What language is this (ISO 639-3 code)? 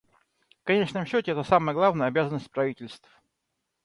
rus